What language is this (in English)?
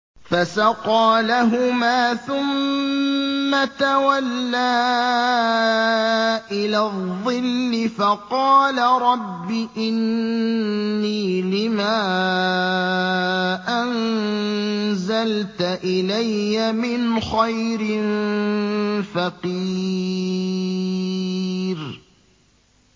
Arabic